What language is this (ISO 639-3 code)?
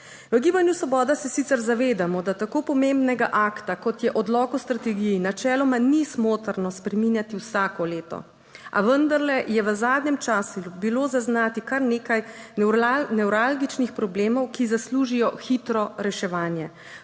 slv